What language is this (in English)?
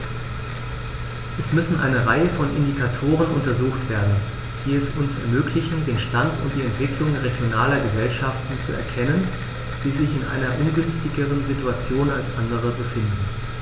German